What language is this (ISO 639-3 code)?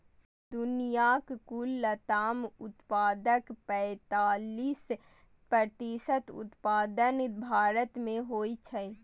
mai